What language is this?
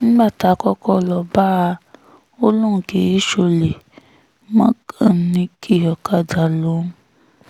Yoruba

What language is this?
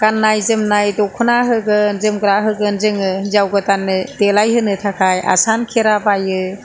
Bodo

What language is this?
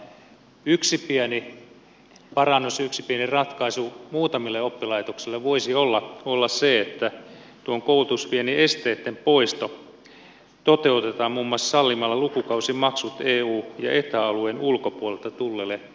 Finnish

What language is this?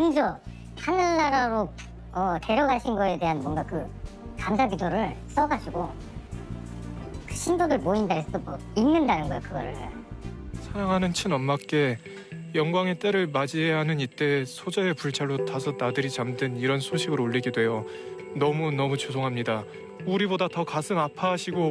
Korean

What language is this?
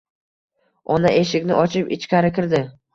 Uzbek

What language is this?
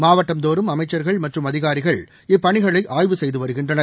Tamil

